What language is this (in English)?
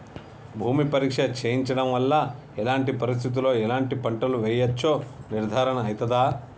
Telugu